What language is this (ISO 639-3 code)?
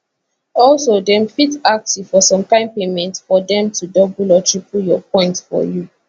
pcm